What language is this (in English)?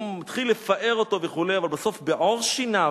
Hebrew